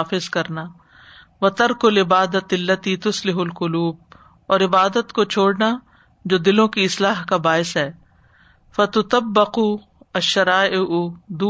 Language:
Urdu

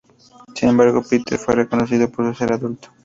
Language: Spanish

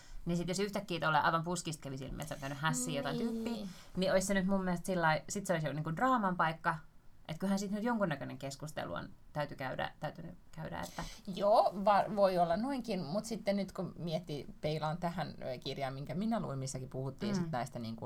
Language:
Finnish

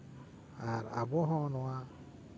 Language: Santali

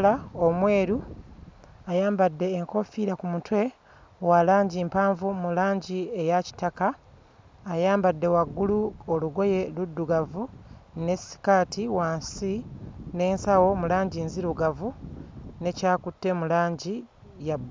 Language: Ganda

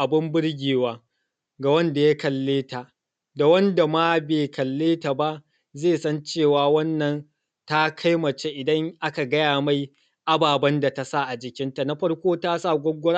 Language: Hausa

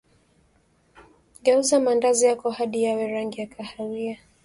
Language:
Swahili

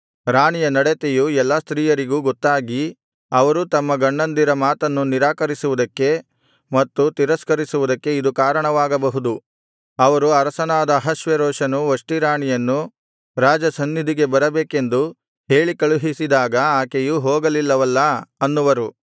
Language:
Kannada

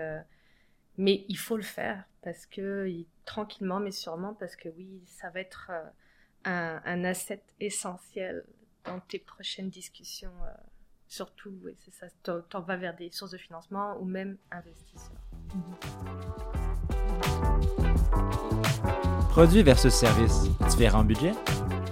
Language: French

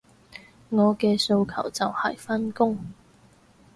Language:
Cantonese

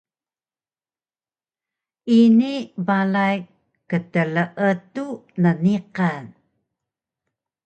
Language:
Taroko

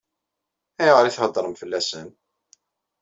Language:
Kabyle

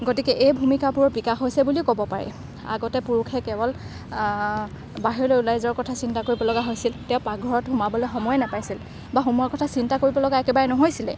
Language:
Assamese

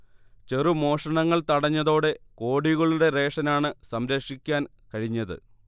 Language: Malayalam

